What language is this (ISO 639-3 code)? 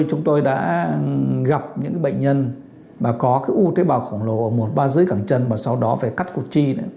vie